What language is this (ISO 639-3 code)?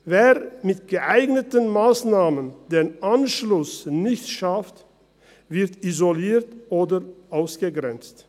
gsw